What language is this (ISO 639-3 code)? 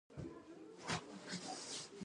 pus